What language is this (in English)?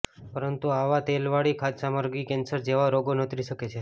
Gujarati